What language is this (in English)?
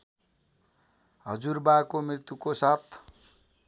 Nepali